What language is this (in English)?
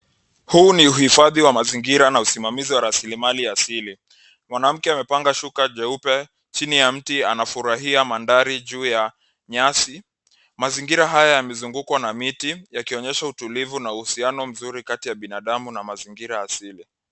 Swahili